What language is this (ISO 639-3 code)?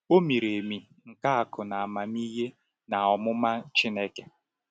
ibo